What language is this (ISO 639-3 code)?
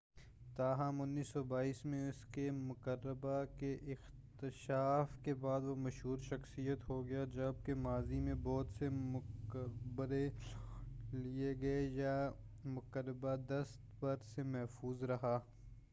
urd